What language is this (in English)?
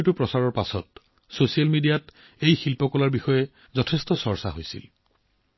Assamese